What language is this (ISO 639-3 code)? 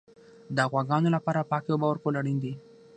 pus